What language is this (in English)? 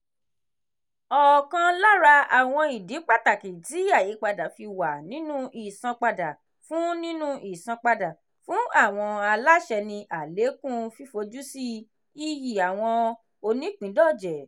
Yoruba